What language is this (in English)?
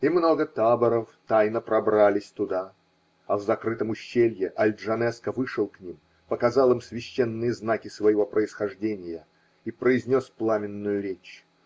Russian